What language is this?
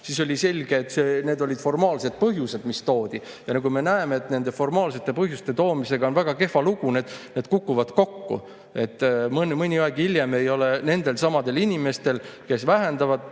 Estonian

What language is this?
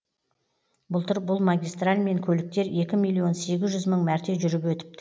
Kazakh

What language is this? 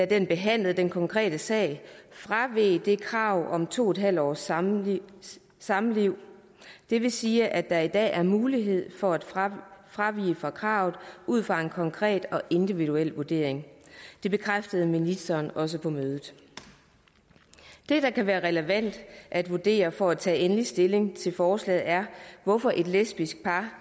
Danish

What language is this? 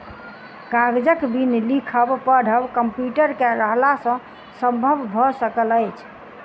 Maithili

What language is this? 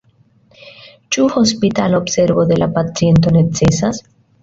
Esperanto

